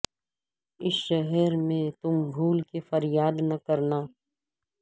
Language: Urdu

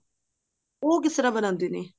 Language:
Punjabi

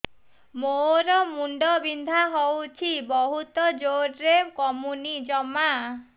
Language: Odia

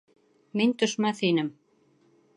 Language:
Bashkir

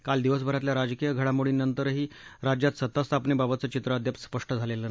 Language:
Marathi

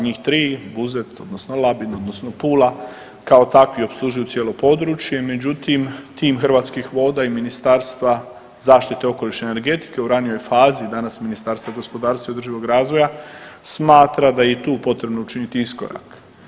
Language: Croatian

